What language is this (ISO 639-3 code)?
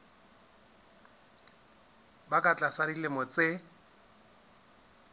sot